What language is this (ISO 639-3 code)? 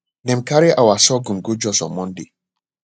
pcm